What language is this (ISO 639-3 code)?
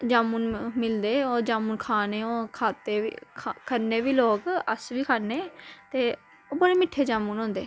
doi